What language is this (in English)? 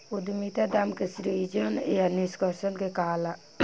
Bhojpuri